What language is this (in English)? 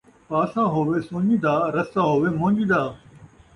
Saraiki